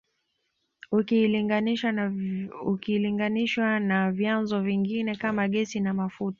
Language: Swahili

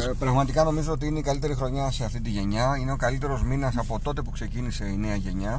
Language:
Greek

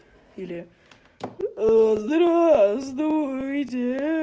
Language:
Russian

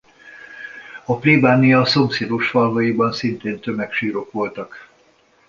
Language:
Hungarian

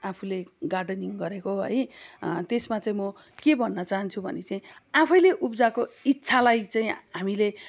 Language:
Nepali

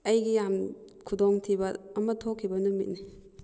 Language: Manipuri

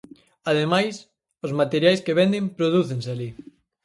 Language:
Galician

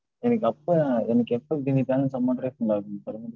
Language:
Tamil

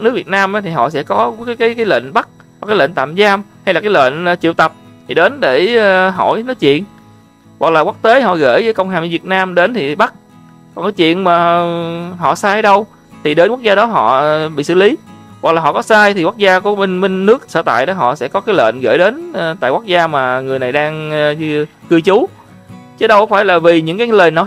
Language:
Vietnamese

